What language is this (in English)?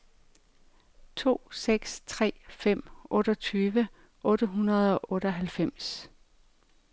Danish